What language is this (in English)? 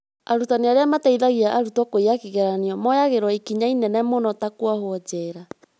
Kikuyu